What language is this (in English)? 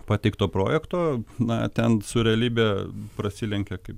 Lithuanian